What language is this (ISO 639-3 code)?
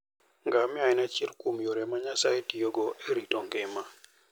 luo